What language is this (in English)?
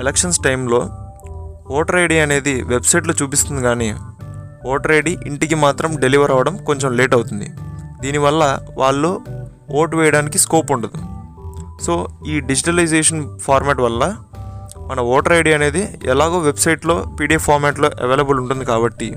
Telugu